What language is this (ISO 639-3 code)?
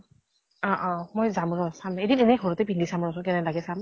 asm